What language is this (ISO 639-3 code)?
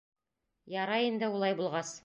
bak